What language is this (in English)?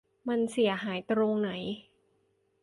Thai